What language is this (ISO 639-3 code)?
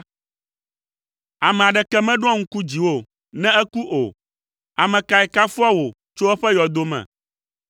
ewe